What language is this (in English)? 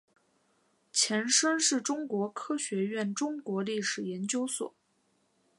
Chinese